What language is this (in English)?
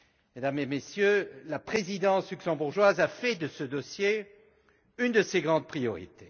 French